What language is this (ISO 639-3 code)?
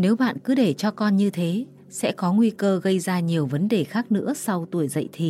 vie